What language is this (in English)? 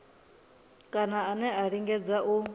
Venda